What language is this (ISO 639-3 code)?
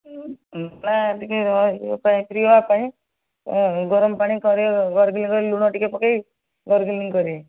ori